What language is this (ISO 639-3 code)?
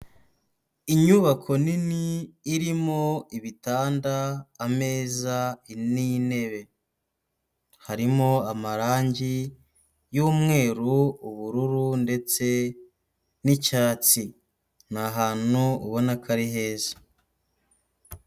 kin